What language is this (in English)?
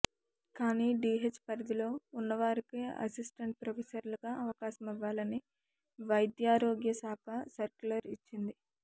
Telugu